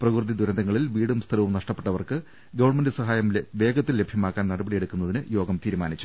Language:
Malayalam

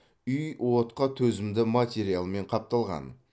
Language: Kazakh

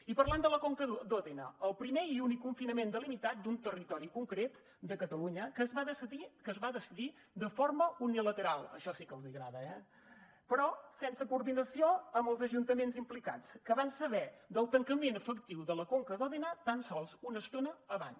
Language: Catalan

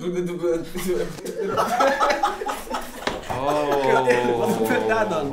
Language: Dutch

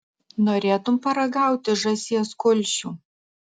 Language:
Lithuanian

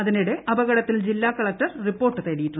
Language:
Malayalam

